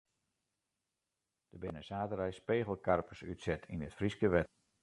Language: Western Frisian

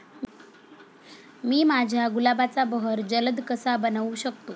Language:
Marathi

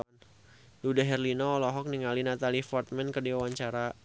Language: Sundanese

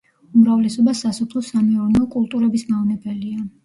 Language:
Georgian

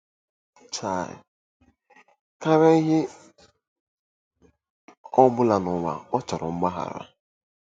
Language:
Igbo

